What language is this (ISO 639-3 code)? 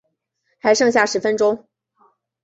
zho